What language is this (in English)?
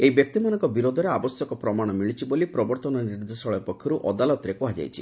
Odia